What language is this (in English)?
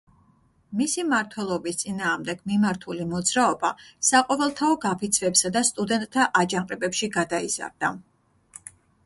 Georgian